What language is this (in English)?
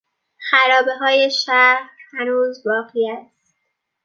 Persian